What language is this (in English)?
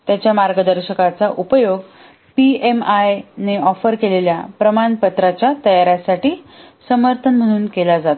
Marathi